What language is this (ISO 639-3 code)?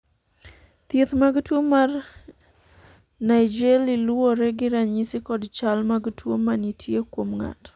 luo